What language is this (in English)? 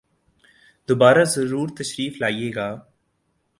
Urdu